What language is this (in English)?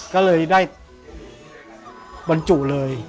Thai